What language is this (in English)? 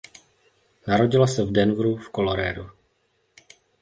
Czech